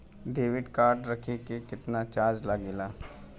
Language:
Bhojpuri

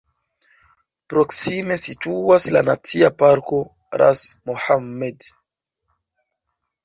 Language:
Esperanto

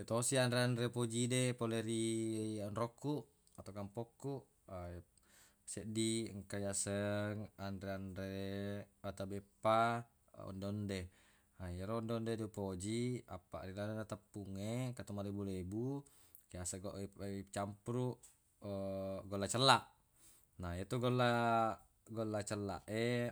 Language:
Buginese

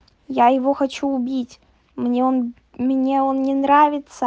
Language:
Russian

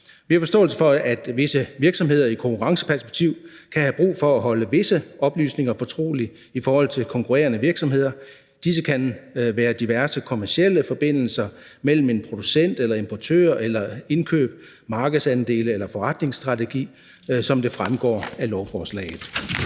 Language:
Danish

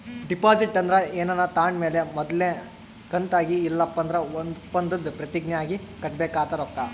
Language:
Kannada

